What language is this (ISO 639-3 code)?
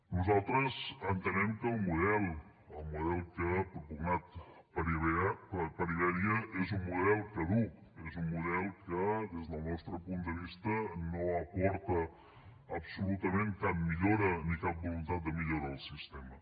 cat